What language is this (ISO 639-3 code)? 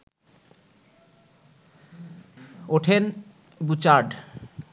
ben